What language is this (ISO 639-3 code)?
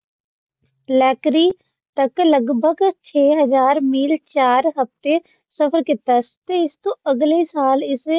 pan